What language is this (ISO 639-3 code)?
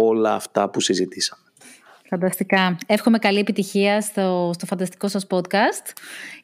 ell